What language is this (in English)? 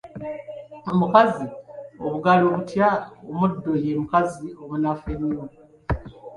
Ganda